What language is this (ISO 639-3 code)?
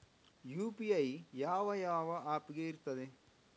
kan